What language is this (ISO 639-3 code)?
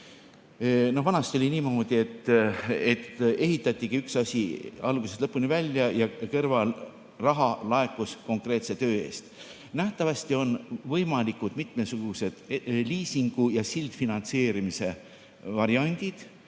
est